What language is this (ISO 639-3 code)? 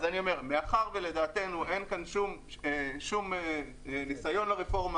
heb